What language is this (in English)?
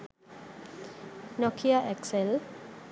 Sinhala